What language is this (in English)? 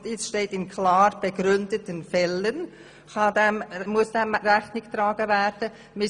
Swiss German